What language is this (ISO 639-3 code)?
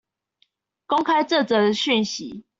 zho